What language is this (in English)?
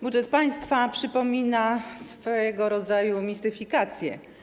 Polish